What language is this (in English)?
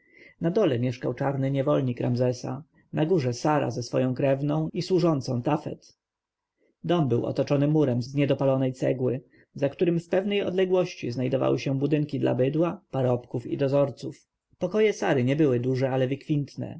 Polish